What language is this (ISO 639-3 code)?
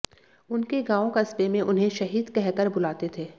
hin